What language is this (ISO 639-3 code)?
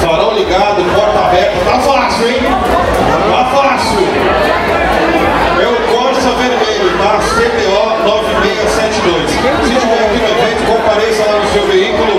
por